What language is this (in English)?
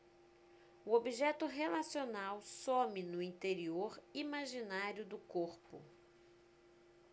Portuguese